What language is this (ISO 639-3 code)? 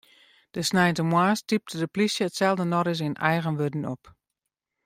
fry